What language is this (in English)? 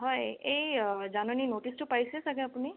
Assamese